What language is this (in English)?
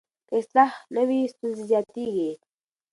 Pashto